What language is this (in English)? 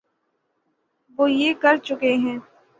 Urdu